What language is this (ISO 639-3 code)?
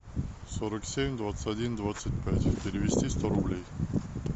rus